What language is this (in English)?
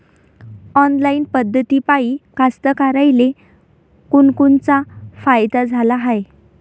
Marathi